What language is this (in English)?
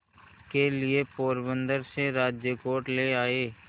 Hindi